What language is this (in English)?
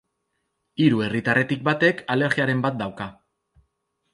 Basque